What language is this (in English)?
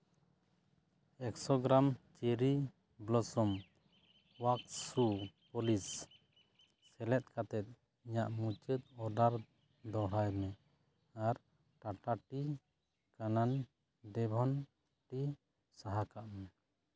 Santali